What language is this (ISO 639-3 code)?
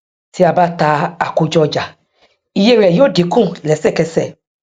yor